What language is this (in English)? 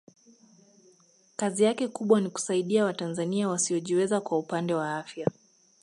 Swahili